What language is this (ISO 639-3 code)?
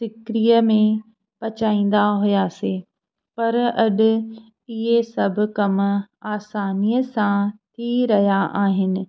snd